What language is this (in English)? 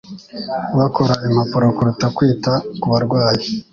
Kinyarwanda